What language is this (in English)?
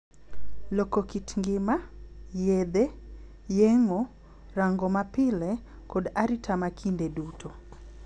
Luo (Kenya and Tanzania)